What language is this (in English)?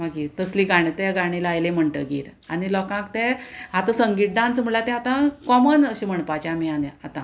Konkani